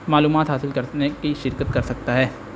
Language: Urdu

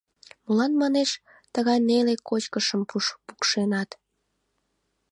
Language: Mari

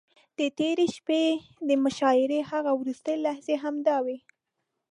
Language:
Pashto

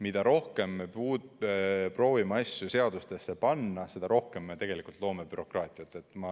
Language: Estonian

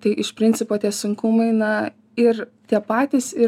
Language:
Lithuanian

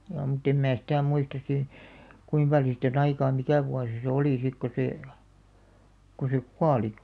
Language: Finnish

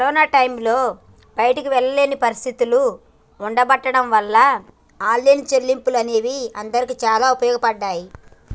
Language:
Telugu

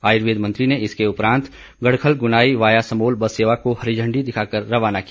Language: Hindi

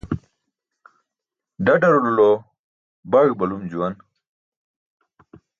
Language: Burushaski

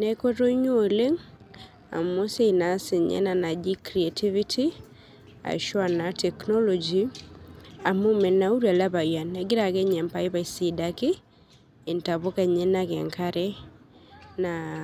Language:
Masai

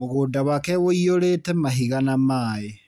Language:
Kikuyu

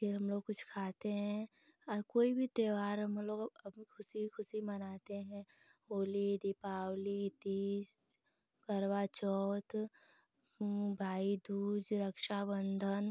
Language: Hindi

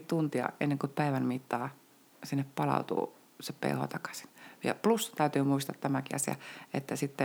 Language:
Finnish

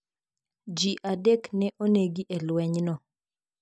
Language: Luo (Kenya and Tanzania)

